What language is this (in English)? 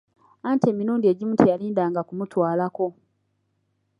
Ganda